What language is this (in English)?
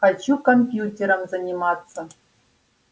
Russian